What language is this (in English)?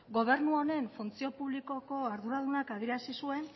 Basque